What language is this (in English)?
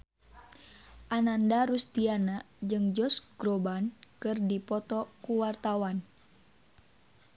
Sundanese